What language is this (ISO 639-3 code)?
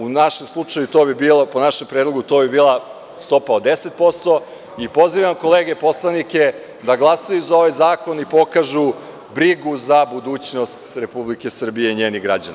srp